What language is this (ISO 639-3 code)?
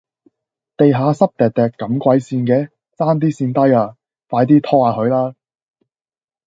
yue